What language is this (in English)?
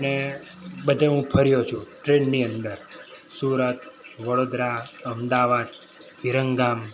Gujarati